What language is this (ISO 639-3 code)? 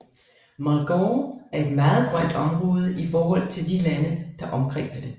dan